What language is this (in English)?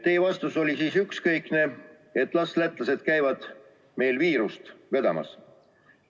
Estonian